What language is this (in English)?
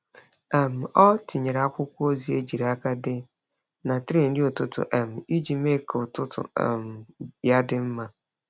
Igbo